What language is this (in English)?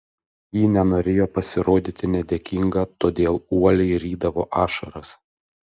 Lithuanian